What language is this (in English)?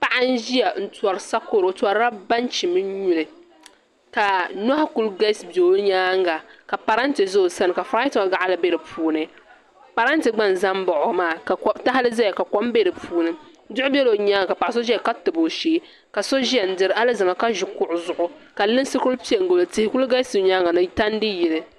Dagbani